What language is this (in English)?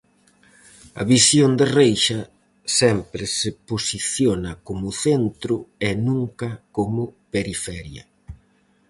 Galician